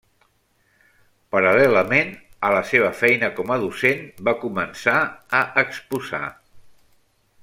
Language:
Catalan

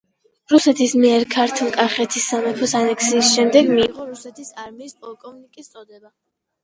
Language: Georgian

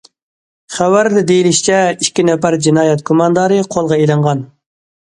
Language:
Uyghur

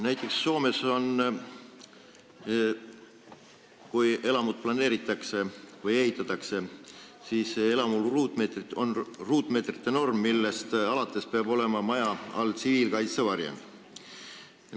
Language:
Estonian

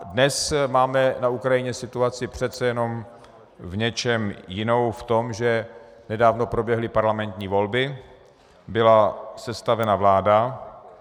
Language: Czech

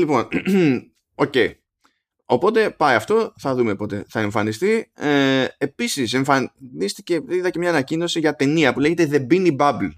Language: Greek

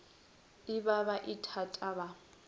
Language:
Northern Sotho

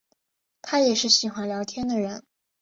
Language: Chinese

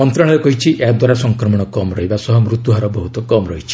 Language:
Odia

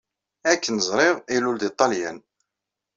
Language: Kabyle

